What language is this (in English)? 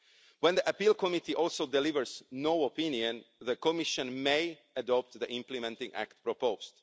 English